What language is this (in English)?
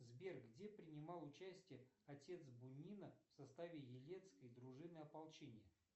Russian